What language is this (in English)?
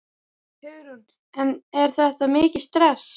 Icelandic